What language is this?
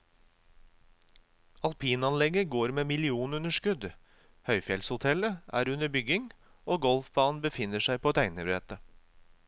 Norwegian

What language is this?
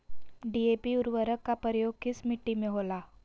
Magahi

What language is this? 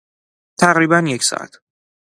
Persian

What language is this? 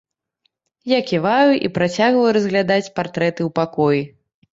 Belarusian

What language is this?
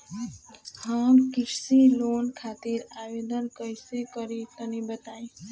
Bhojpuri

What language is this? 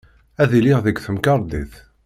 Kabyle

